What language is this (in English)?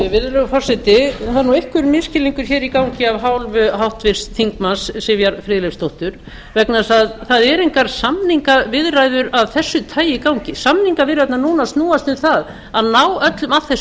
Icelandic